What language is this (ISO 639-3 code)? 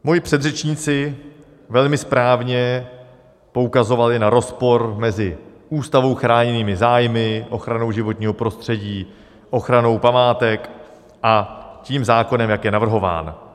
ces